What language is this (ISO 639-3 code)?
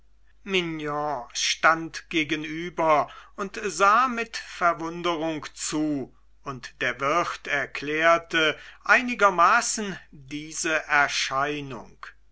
deu